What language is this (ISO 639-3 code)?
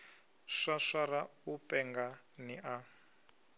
ven